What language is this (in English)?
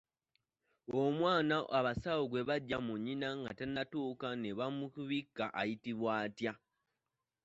Ganda